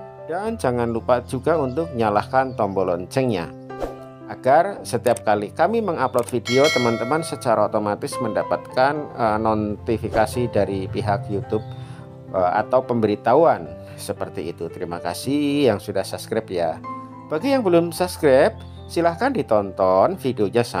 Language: Indonesian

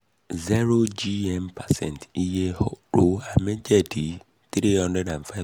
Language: Yoruba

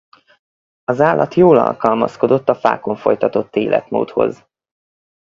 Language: Hungarian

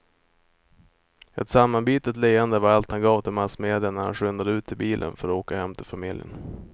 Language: Swedish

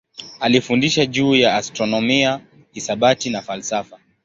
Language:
Swahili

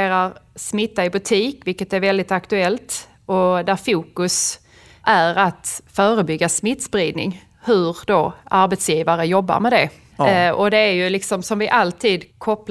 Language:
Swedish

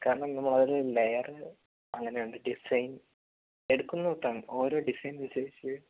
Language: Malayalam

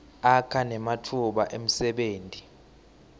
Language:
Swati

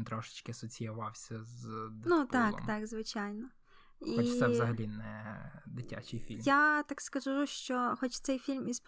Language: Ukrainian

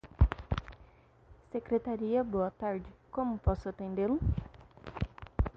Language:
Portuguese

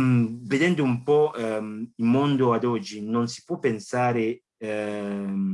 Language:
Italian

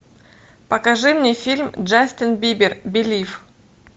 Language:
Russian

